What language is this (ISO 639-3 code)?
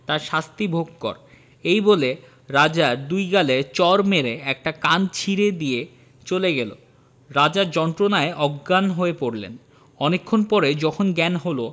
ben